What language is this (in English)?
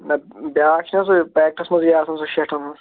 Kashmiri